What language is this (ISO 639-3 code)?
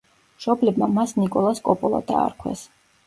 kat